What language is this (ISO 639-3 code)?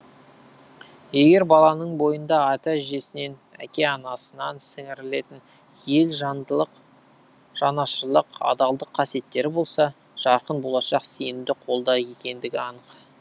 kaz